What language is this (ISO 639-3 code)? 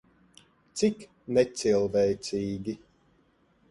lav